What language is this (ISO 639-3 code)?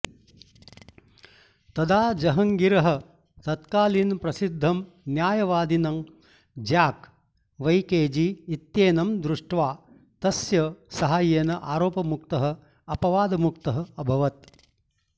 san